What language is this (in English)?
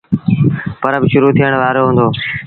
Sindhi Bhil